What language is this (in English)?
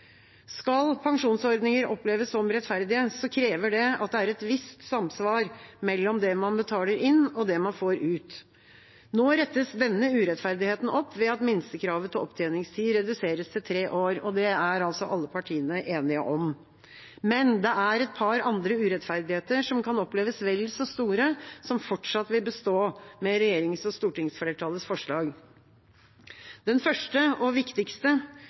Norwegian Bokmål